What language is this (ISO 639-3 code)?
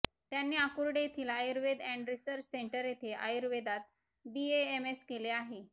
mar